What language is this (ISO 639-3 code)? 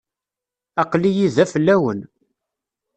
kab